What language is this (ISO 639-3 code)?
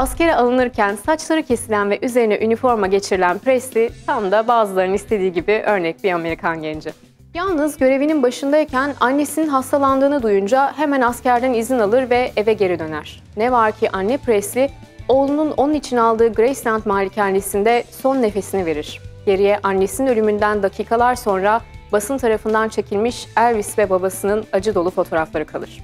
tur